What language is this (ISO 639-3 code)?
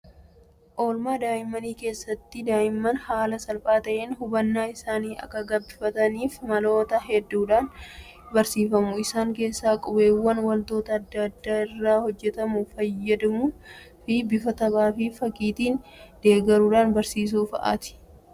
orm